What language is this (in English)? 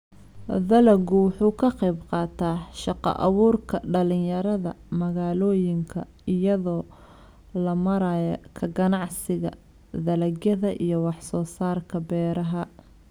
Somali